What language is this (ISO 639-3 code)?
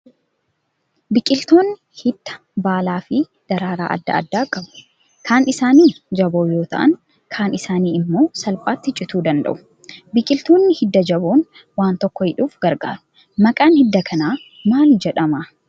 orm